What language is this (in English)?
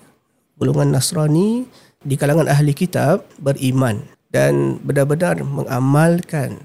Malay